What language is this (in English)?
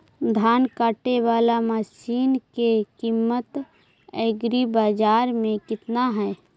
Magahi